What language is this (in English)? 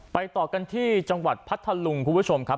Thai